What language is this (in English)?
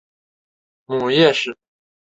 Chinese